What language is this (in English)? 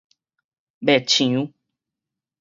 Min Nan Chinese